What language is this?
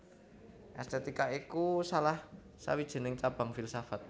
Javanese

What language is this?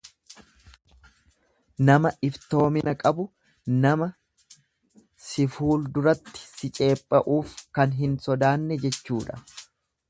Oromo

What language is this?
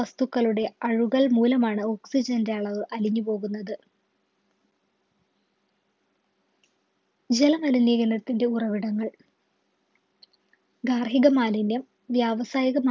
Malayalam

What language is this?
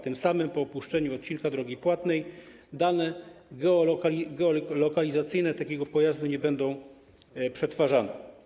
Polish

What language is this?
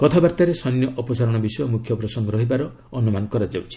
Odia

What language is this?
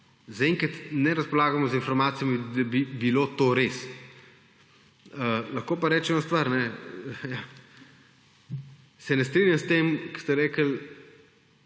Slovenian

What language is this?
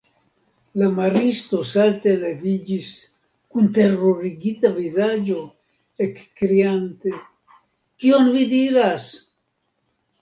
Esperanto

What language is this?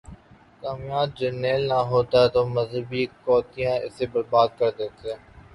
Urdu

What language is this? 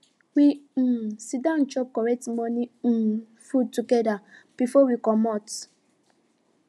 Nigerian Pidgin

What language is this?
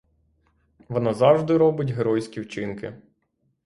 Ukrainian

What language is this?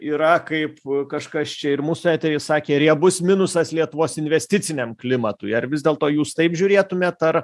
Lithuanian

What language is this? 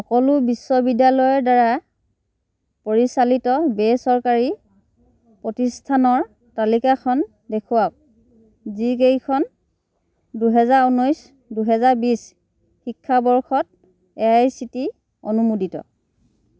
Assamese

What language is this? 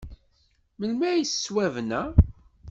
Kabyle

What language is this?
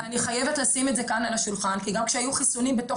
Hebrew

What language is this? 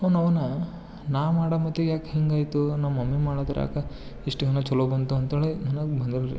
Kannada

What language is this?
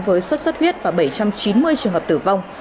Vietnamese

